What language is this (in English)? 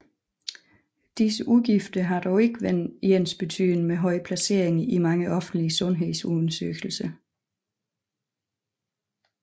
Danish